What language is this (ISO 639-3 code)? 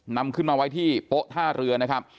tha